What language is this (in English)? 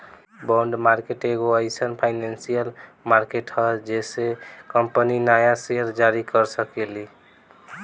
Bhojpuri